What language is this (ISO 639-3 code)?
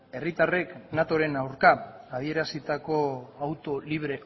eus